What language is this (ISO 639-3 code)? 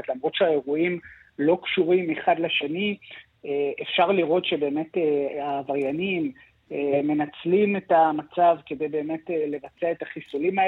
heb